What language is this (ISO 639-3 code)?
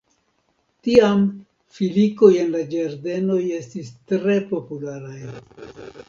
epo